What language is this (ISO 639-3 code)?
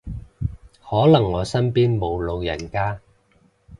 yue